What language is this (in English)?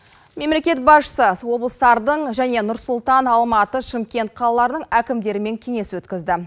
Kazakh